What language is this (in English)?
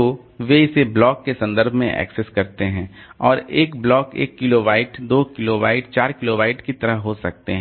Hindi